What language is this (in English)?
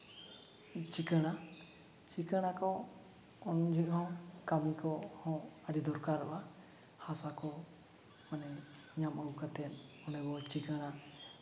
Santali